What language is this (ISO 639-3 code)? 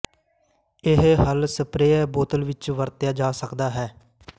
pan